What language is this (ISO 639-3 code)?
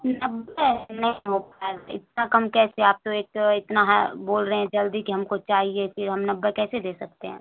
urd